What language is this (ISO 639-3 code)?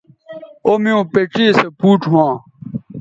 btv